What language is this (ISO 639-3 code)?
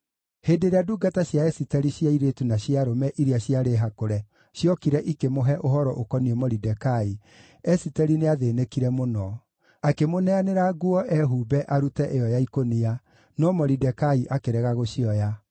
kik